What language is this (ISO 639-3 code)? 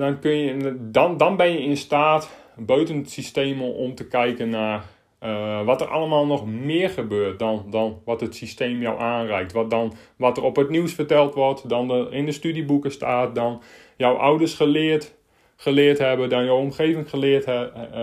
nld